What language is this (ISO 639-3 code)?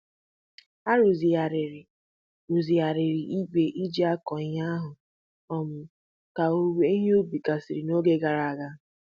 ibo